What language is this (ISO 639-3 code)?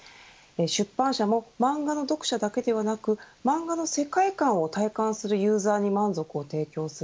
jpn